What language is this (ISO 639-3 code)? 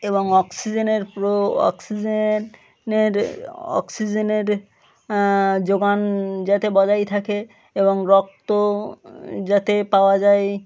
ben